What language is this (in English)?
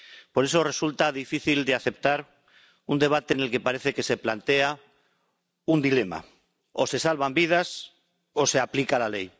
Spanish